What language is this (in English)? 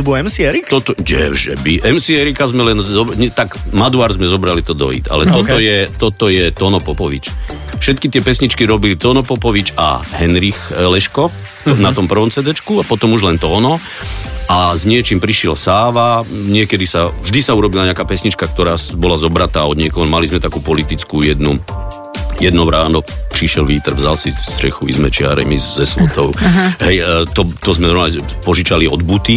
Slovak